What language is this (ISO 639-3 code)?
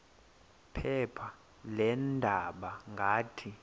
xho